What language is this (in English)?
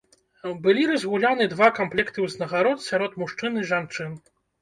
Belarusian